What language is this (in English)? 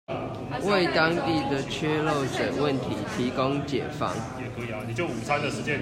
Chinese